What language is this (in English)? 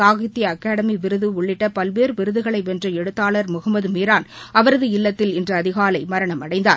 Tamil